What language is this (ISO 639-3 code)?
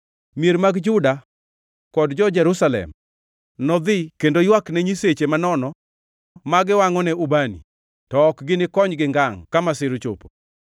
luo